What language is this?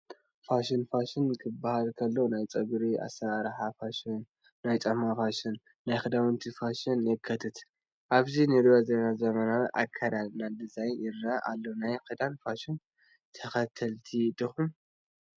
Tigrinya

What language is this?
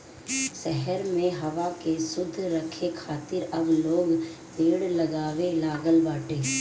Bhojpuri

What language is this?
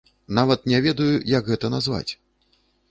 Belarusian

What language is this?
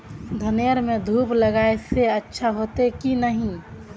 Magahi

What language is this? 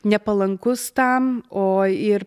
Lithuanian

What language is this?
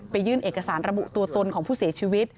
Thai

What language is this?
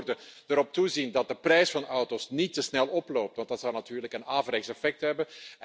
Dutch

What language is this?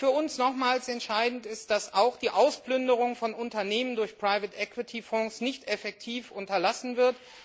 German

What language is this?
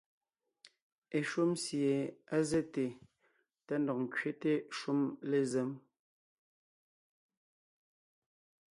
Ngiemboon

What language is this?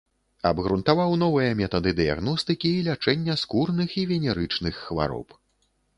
Belarusian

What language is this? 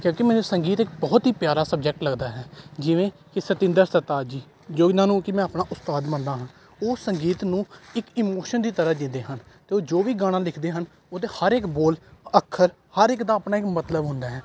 Punjabi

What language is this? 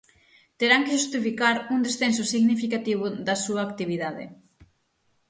Galician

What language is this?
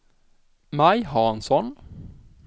Swedish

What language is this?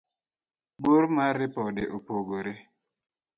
Luo (Kenya and Tanzania)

